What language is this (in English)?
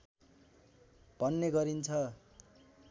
Nepali